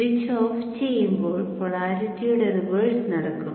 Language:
Malayalam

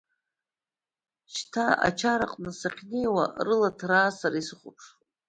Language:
Abkhazian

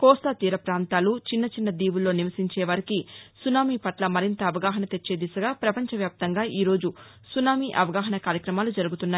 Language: Telugu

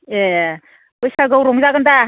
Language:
Bodo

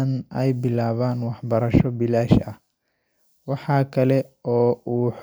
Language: Somali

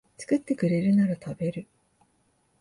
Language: Japanese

